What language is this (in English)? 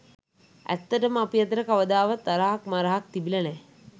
Sinhala